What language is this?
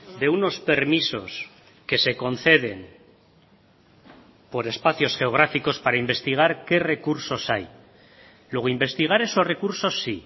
Spanish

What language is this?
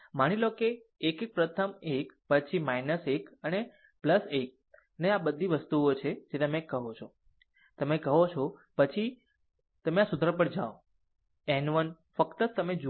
Gujarati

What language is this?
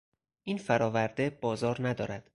Persian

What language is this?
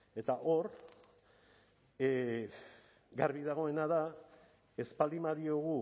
Basque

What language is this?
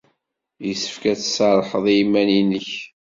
Kabyle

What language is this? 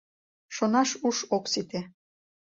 Mari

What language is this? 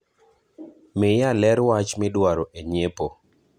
Luo (Kenya and Tanzania)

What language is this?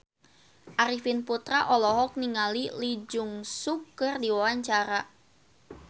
Sundanese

